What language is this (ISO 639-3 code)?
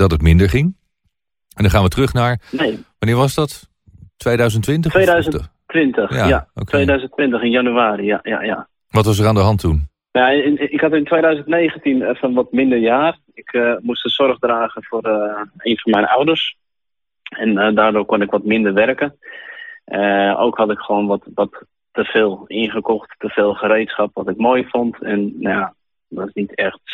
nld